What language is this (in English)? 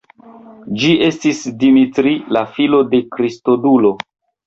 Esperanto